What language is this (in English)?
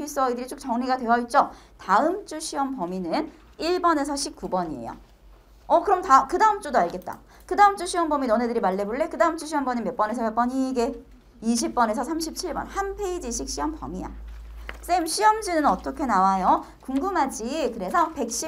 Korean